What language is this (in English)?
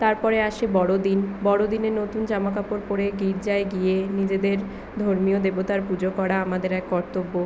Bangla